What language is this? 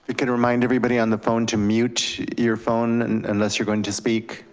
English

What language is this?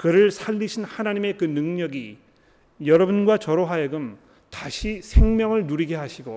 Korean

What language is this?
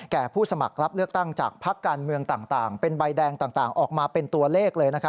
Thai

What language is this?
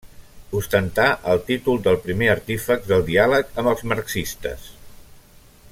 Catalan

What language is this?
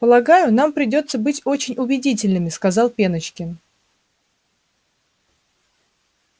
Russian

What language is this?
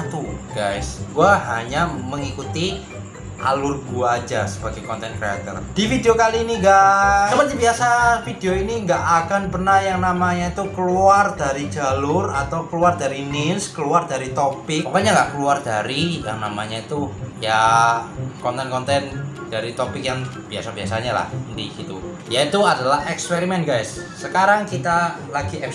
Indonesian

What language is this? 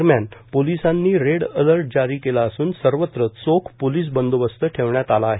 Marathi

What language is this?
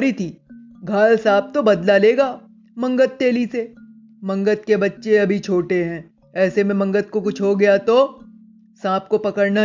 Hindi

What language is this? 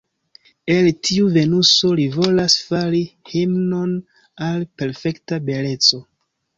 Esperanto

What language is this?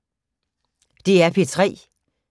Danish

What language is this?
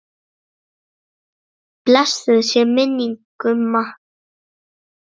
Icelandic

